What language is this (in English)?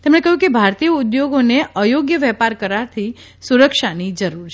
Gujarati